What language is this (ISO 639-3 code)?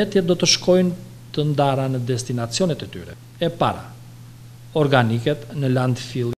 ron